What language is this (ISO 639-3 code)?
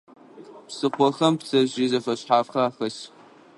ady